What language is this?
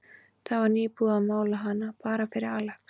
Icelandic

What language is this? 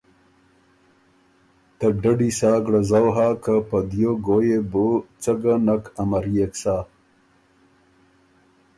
Ormuri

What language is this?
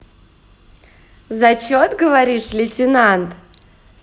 Russian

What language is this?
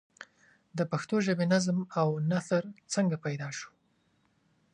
Pashto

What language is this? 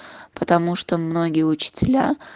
Russian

